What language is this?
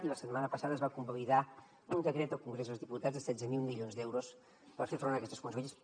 Catalan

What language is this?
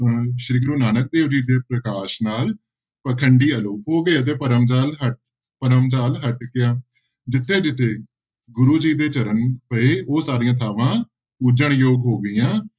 Punjabi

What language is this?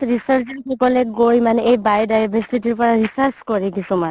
Assamese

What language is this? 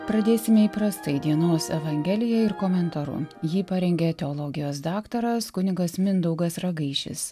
Lithuanian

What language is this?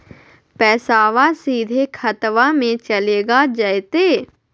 Magahi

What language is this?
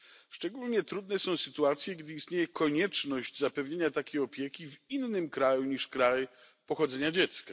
Polish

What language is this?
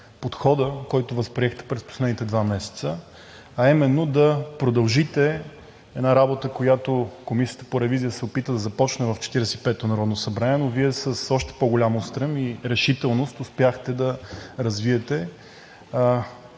Bulgarian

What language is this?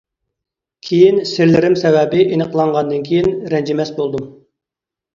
Uyghur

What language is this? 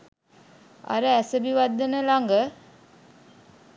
Sinhala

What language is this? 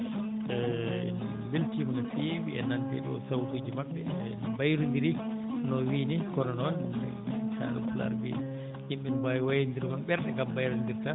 Fula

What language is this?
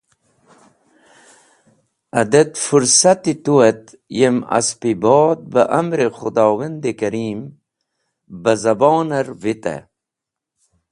Wakhi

